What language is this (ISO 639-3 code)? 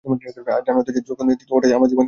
ben